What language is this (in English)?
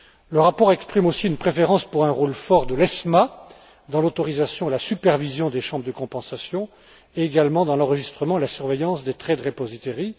French